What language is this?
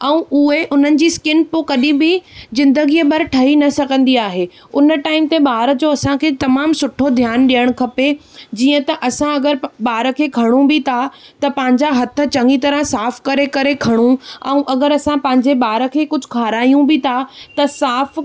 Sindhi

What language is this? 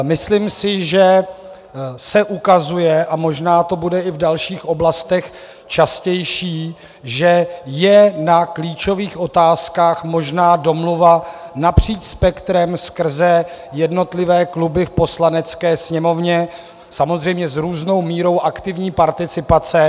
Czech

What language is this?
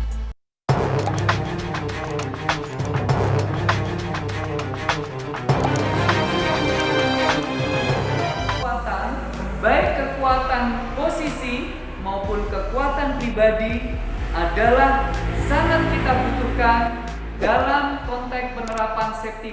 Indonesian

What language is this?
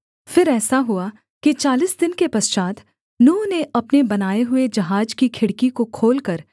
Hindi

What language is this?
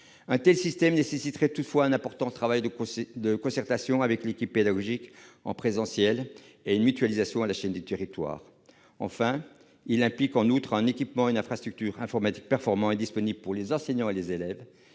French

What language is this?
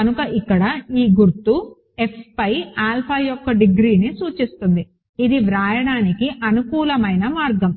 Telugu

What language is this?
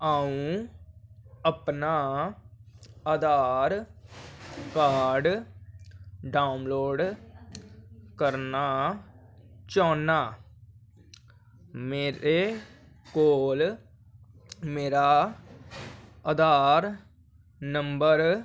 Dogri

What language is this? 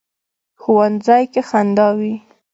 Pashto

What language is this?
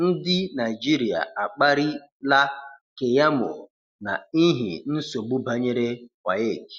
Igbo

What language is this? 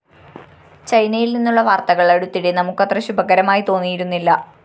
Malayalam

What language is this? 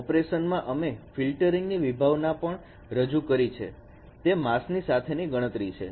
Gujarati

